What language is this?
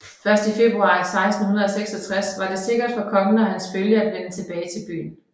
Danish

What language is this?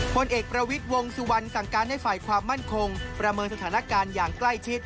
Thai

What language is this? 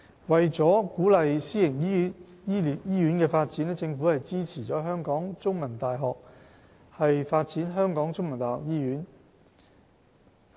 Cantonese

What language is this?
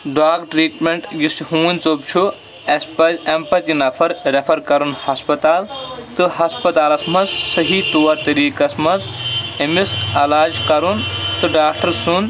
Kashmiri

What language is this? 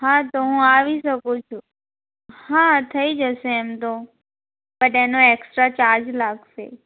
Gujarati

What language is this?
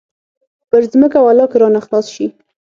Pashto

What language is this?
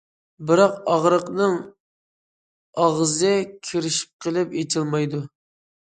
Uyghur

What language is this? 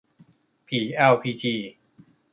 Thai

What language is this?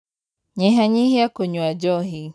Kikuyu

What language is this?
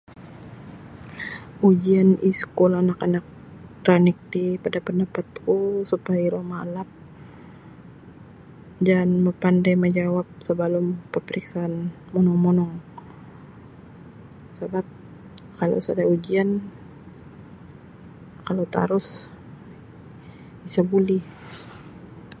Sabah Bisaya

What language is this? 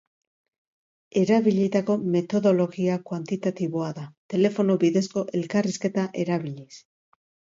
Basque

